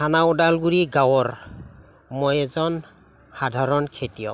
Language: Assamese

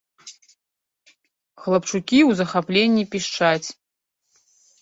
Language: Belarusian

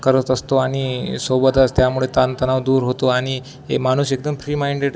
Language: Marathi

